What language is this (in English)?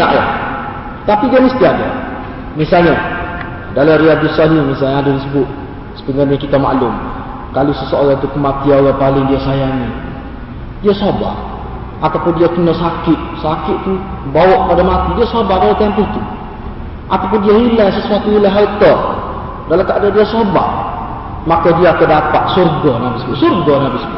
Malay